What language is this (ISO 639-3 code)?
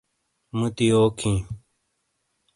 scl